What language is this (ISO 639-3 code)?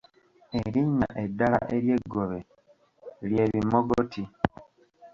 lug